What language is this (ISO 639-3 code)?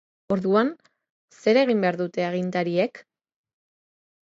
eus